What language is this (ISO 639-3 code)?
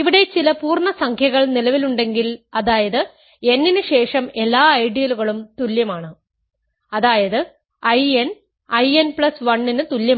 mal